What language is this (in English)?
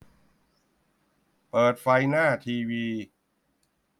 Thai